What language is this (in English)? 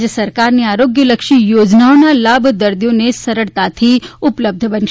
Gujarati